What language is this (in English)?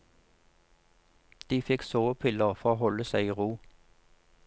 Norwegian